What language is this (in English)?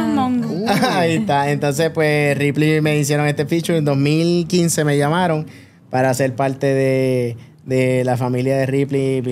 Spanish